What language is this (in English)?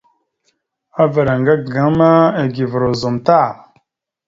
Mada (Cameroon)